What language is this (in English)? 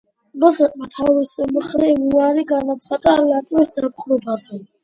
Georgian